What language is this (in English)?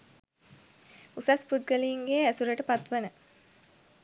Sinhala